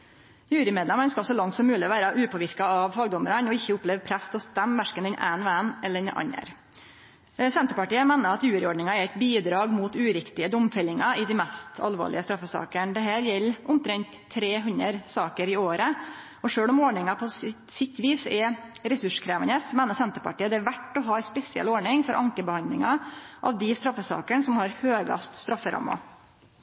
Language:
Norwegian Nynorsk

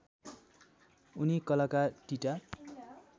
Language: Nepali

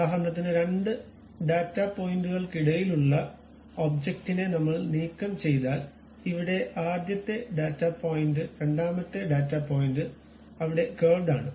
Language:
Malayalam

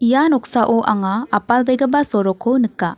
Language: Garo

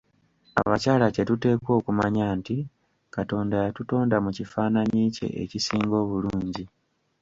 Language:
Ganda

